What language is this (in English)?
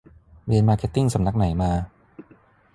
Thai